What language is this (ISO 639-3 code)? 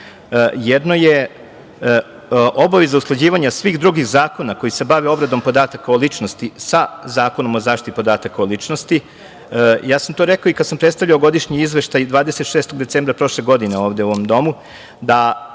srp